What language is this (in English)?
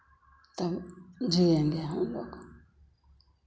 Hindi